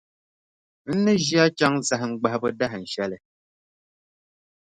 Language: Dagbani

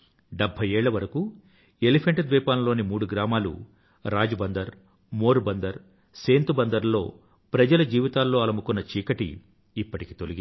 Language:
Telugu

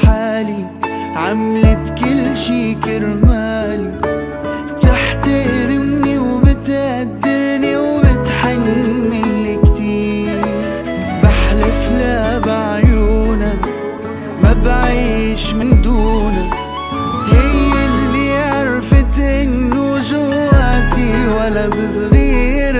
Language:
Arabic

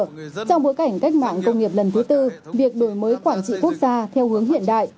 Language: Vietnamese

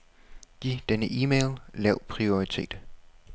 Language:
Danish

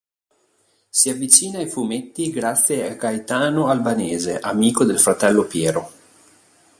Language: Italian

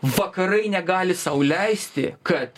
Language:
Lithuanian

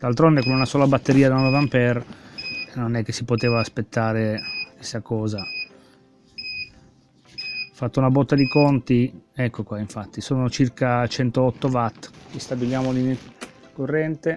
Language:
Italian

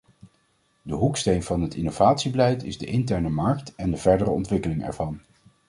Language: Dutch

